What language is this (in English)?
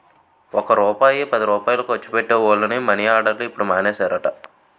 Telugu